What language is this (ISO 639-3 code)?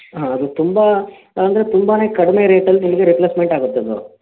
kan